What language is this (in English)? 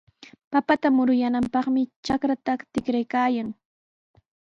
Sihuas Ancash Quechua